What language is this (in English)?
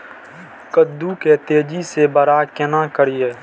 Maithili